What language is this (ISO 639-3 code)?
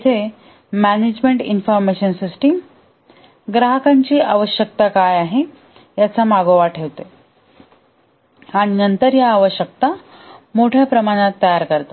mar